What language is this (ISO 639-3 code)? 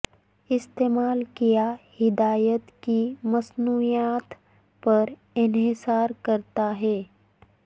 urd